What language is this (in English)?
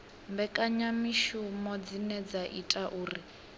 Venda